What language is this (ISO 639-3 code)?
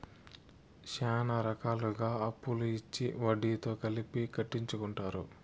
tel